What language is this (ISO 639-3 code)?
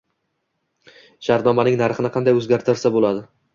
uzb